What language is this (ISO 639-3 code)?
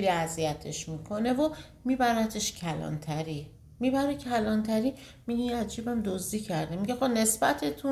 fas